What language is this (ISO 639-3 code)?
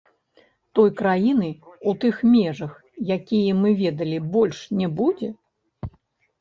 bel